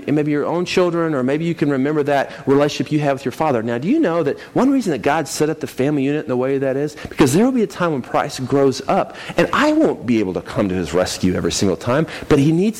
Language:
English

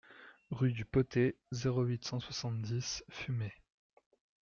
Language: French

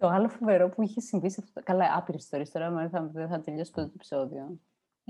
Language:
Greek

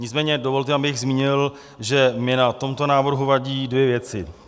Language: Czech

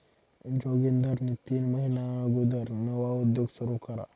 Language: Marathi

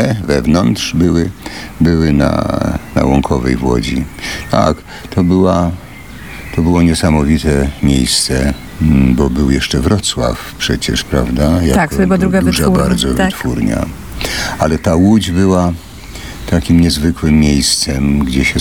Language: Polish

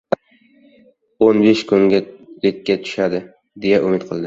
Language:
Uzbek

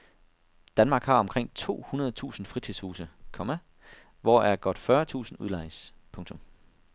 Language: Danish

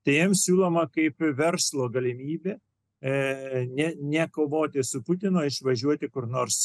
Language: Lithuanian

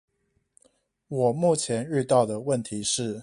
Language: Chinese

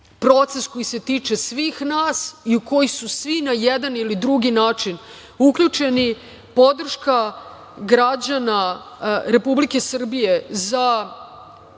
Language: Serbian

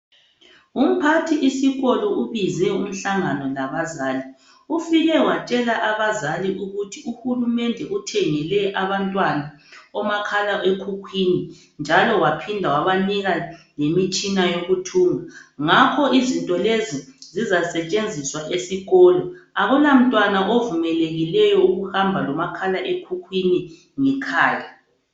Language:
North Ndebele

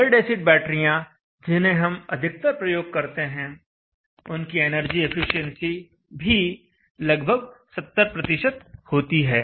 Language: Hindi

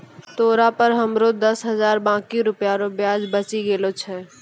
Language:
Maithili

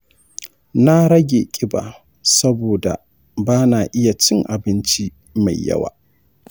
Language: Hausa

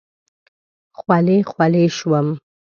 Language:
Pashto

